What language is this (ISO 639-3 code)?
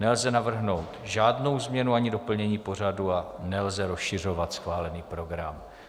ces